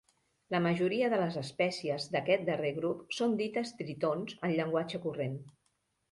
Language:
Catalan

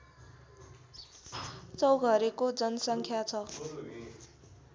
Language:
Nepali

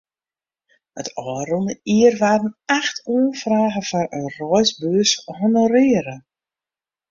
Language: Western Frisian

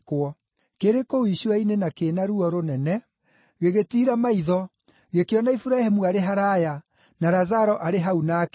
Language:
Kikuyu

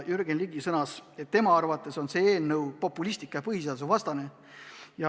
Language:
Estonian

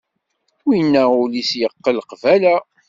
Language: Kabyle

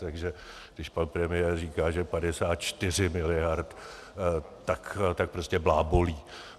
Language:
Czech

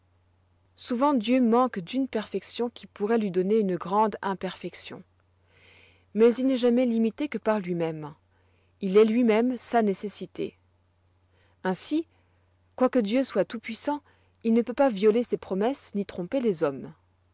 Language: French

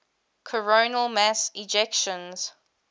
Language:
English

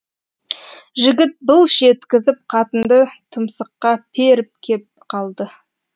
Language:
Kazakh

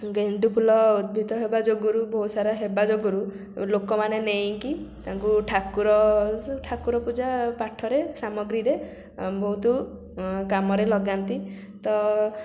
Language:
Odia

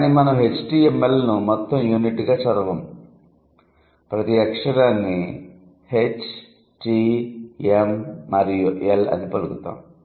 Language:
Telugu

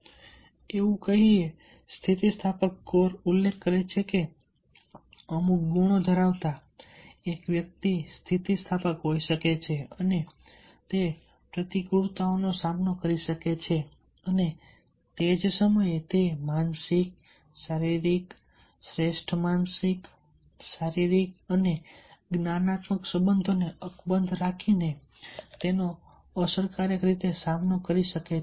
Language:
Gujarati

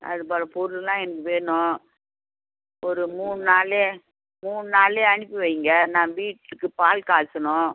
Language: Tamil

